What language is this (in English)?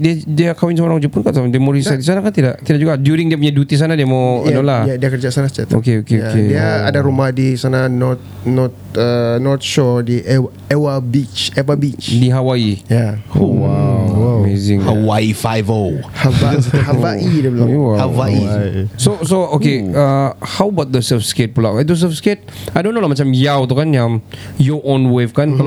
Malay